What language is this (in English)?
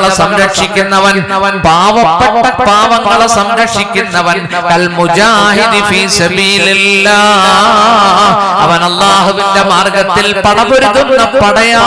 Arabic